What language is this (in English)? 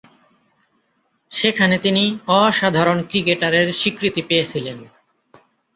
Bangla